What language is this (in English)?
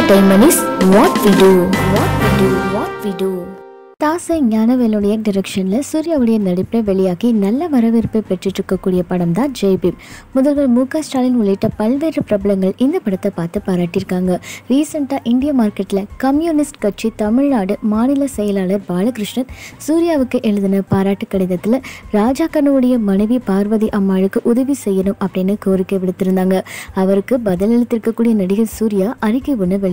Romanian